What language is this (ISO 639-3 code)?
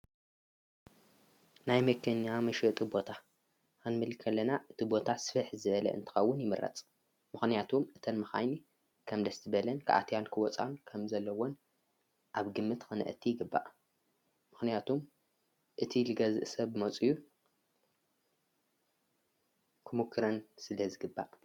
tir